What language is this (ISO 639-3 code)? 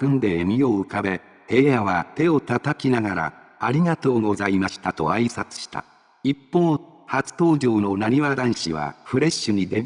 jpn